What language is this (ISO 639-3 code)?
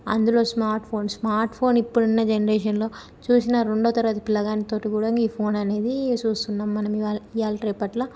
tel